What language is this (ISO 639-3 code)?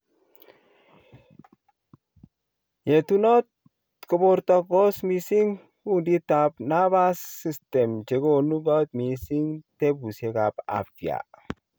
kln